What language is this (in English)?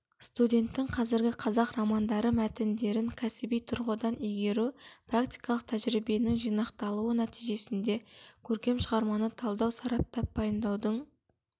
Kazakh